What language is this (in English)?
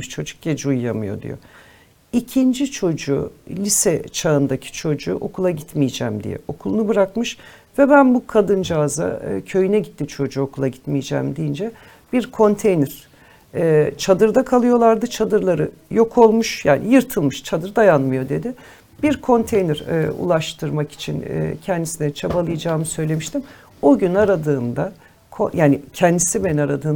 Turkish